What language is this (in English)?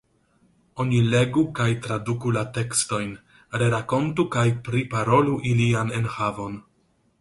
Esperanto